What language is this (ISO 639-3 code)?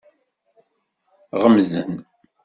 kab